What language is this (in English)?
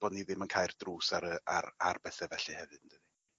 Welsh